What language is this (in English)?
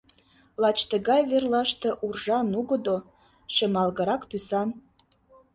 Mari